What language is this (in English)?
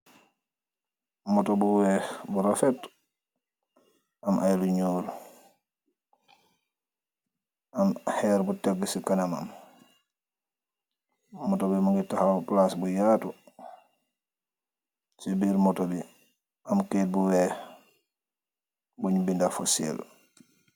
Wolof